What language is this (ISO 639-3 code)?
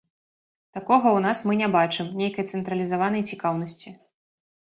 bel